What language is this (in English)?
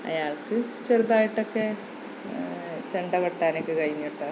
Malayalam